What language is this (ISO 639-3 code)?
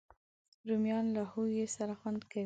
pus